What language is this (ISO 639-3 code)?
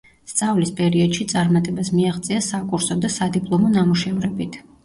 kat